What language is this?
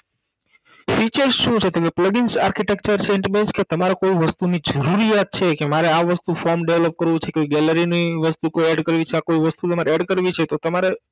Gujarati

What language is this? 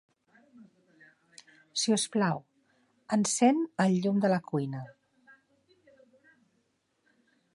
Catalan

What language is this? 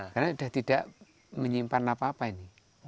Indonesian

